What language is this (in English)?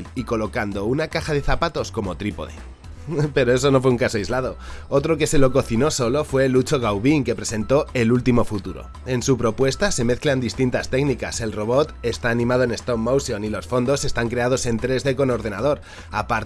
Spanish